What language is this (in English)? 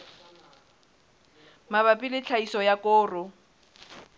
Southern Sotho